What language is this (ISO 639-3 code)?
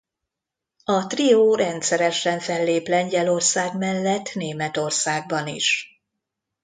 hun